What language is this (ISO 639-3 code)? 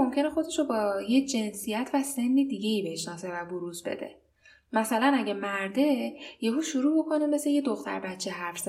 fas